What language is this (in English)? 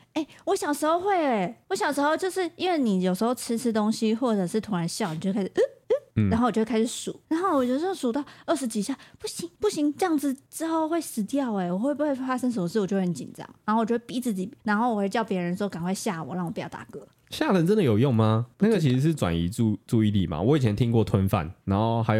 Chinese